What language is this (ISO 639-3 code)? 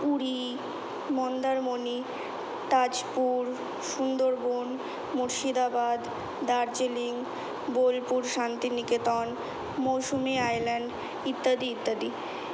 ben